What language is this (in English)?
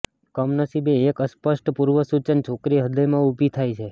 Gujarati